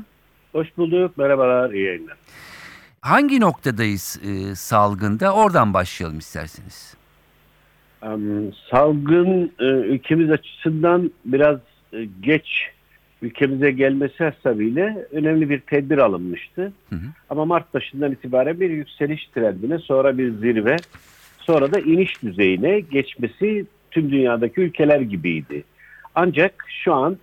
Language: Turkish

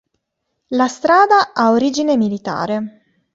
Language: Italian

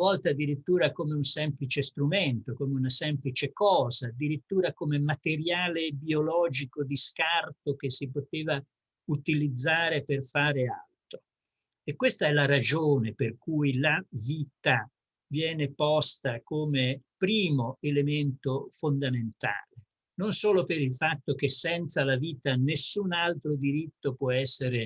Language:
Italian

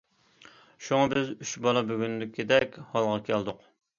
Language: Uyghur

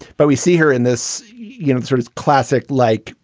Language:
English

